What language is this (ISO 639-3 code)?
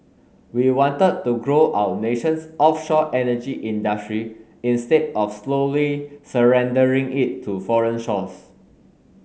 eng